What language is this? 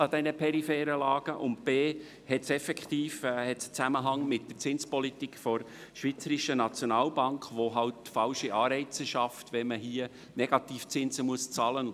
Swiss German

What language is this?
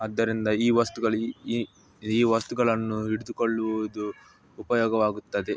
Kannada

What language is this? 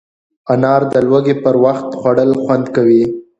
Pashto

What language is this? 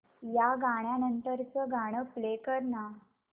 Marathi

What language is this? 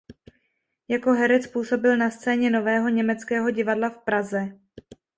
Czech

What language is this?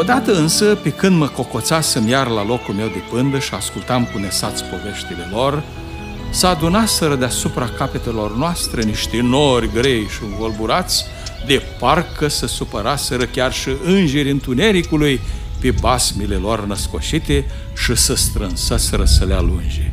Romanian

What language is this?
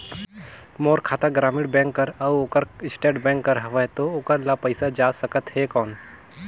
Chhattisgarhi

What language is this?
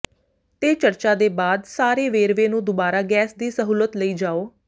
Punjabi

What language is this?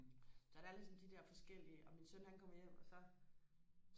Danish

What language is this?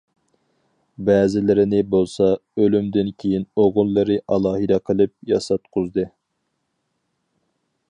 Uyghur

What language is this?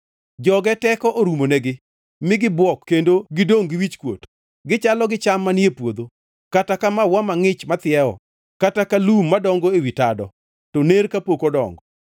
Luo (Kenya and Tanzania)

